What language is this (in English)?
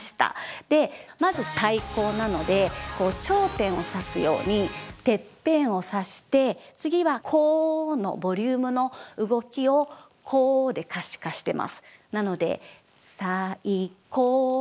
Japanese